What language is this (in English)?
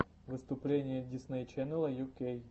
Russian